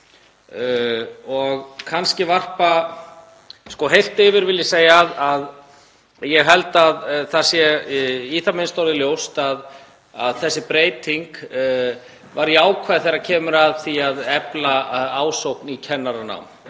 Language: Icelandic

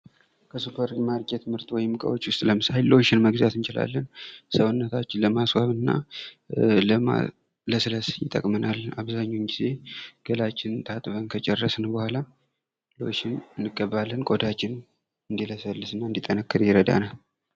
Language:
Amharic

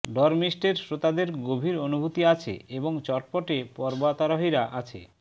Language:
Bangla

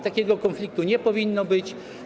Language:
Polish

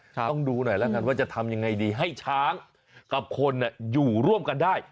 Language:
Thai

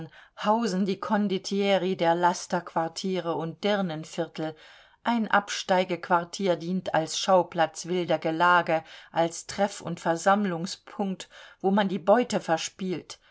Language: German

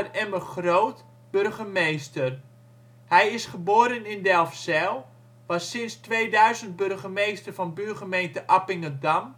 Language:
Dutch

